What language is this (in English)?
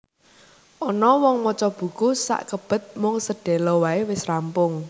Javanese